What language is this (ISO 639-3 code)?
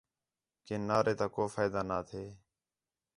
xhe